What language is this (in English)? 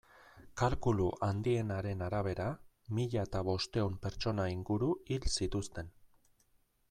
Basque